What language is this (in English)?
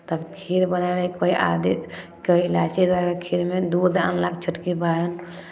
Maithili